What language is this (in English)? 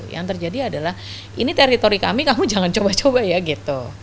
Indonesian